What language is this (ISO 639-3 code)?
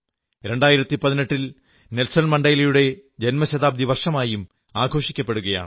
mal